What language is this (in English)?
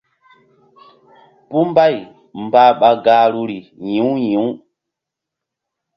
Mbum